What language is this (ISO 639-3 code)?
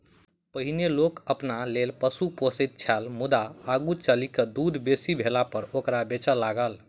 mai